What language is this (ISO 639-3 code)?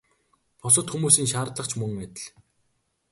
mon